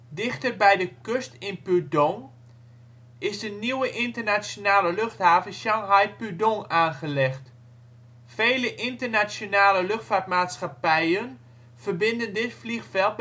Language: Dutch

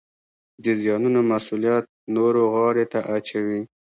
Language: Pashto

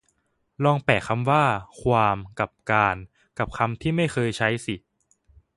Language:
Thai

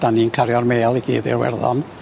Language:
Welsh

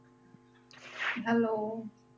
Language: Punjabi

